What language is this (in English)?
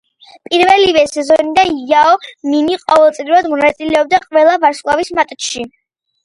Georgian